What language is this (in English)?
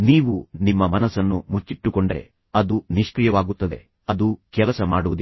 Kannada